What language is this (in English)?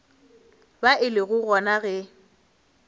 Northern Sotho